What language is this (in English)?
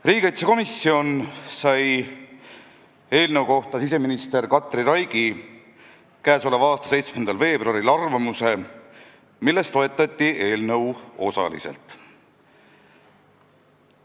Estonian